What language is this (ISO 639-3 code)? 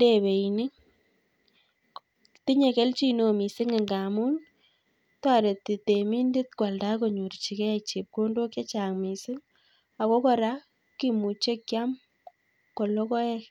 kln